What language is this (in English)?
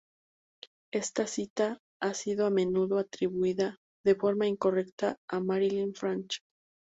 Spanish